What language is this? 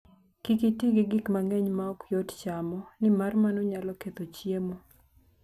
Luo (Kenya and Tanzania)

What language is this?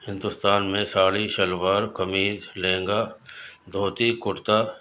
Urdu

